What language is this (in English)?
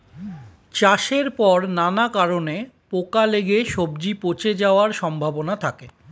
Bangla